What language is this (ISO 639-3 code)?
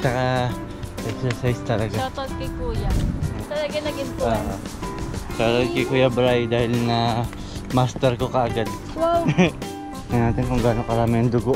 fil